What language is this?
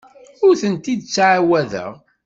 Kabyle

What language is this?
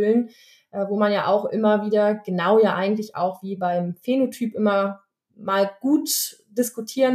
German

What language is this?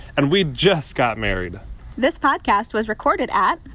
English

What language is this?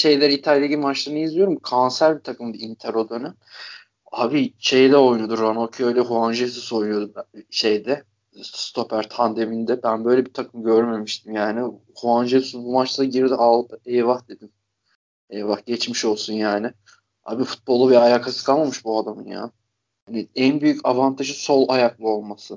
Turkish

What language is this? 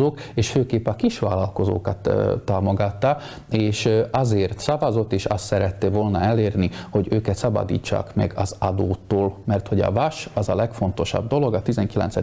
Hungarian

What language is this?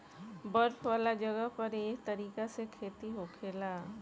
Bhojpuri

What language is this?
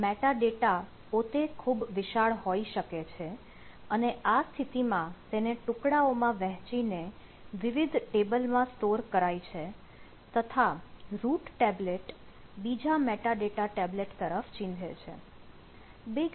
Gujarati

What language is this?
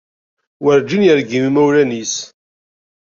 Kabyle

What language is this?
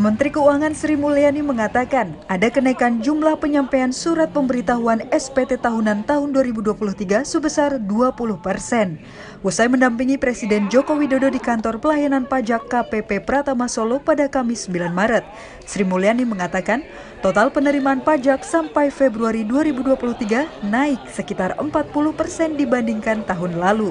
Indonesian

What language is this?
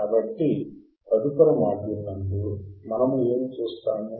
Telugu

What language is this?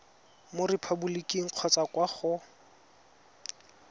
Tswana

